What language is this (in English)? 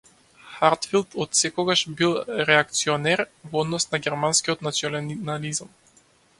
Macedonian